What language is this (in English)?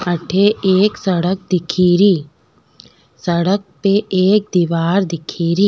Rajasthani